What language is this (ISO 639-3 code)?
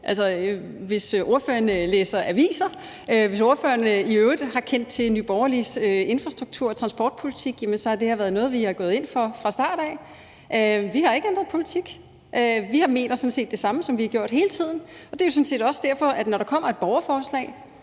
dan